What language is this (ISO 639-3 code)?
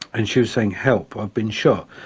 eng